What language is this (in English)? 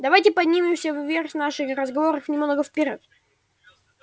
Russian